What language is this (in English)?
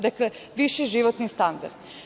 Serbian